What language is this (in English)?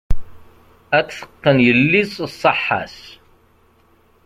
Kabyle